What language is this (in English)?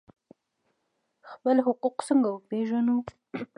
Pashto